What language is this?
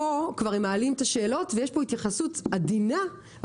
Hebrew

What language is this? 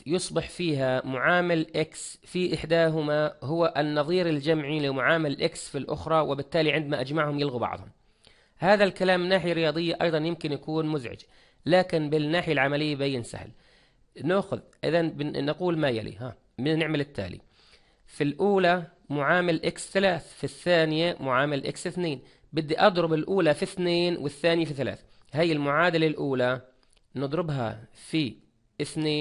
Arabic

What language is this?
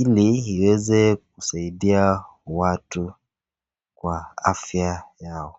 Swahili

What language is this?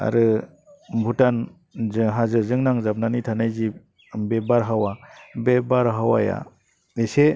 Bodo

